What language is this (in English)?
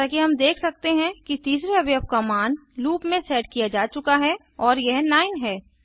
Hindi